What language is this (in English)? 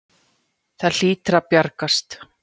Icelandic